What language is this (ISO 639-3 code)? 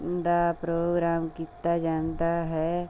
pan